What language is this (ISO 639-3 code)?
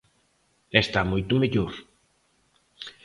glg